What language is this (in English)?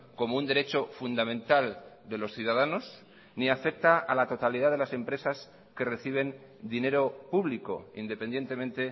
Spanish